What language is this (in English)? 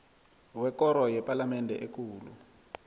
South Ndebele